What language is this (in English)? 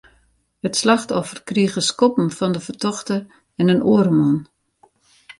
Western Frisian